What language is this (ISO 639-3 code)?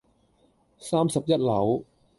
yue